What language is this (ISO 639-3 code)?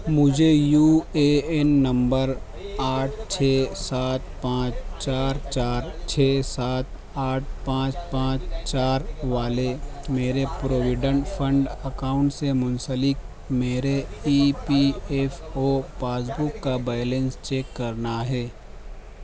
urd